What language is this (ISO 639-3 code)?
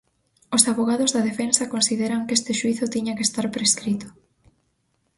glg